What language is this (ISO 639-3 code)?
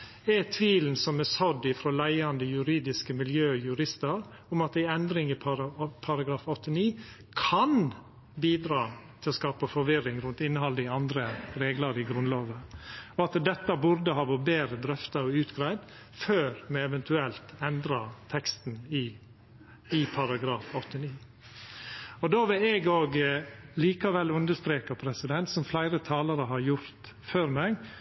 nno